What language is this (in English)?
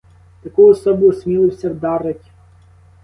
Ukrainian